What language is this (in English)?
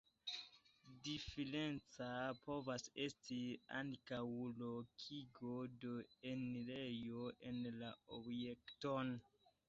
Esperanto